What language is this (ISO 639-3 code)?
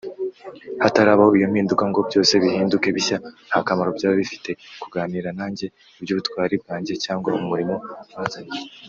kin